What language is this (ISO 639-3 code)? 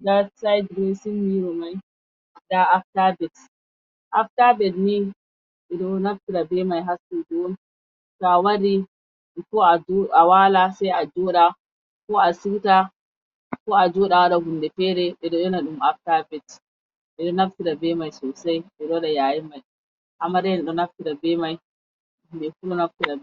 ful